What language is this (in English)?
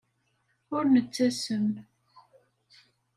Kabyle